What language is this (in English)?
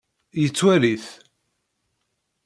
Kabyle